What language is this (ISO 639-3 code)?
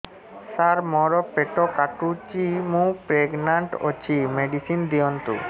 ori